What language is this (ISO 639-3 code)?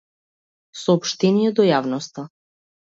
mkd